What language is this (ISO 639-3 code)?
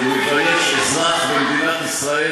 heb